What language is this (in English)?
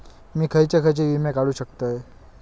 Marathi